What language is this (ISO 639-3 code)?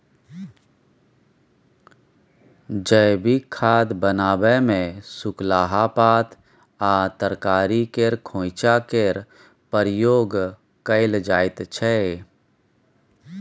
mai